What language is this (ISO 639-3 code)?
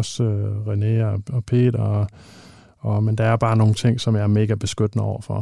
dan